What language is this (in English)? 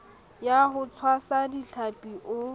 Southern Sotho